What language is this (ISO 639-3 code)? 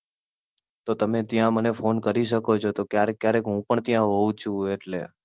guj